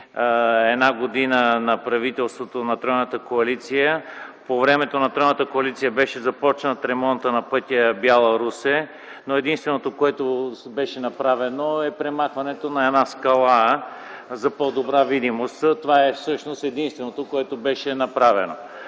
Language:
Bulgarian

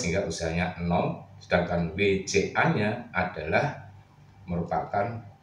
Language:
Indonesian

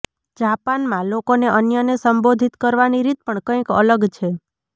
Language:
Gujarati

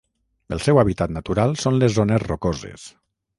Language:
Catalan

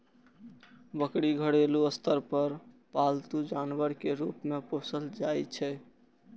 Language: Maithili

